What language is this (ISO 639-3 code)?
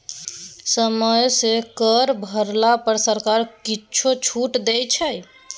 mai